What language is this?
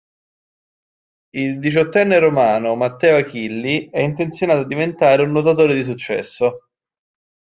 Italian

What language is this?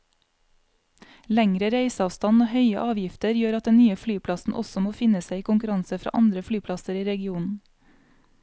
Norwegian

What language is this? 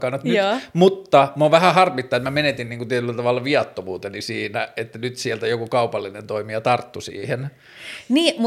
Finnish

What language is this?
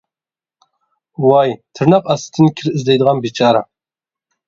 Uyghur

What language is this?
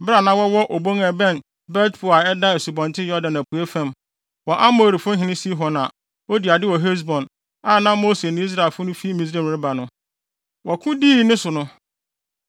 Akan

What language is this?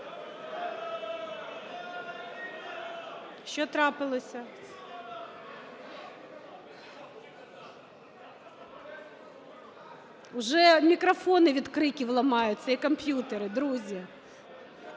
Ukrainian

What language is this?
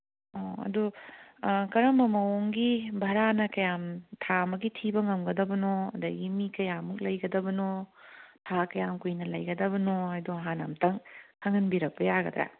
Manipuri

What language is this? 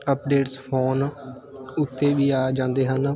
Punjabi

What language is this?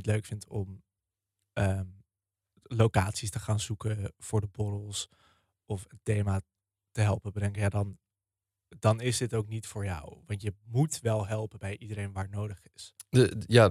Dutch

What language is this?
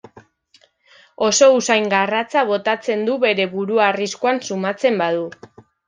Basque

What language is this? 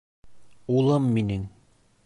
Bashkir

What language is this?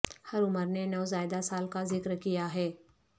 Urdu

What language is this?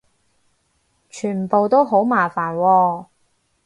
Cantonese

